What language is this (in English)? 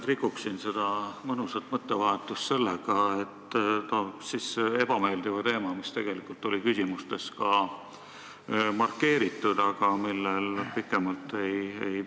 Estonian